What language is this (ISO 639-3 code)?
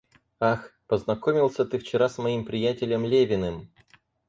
rus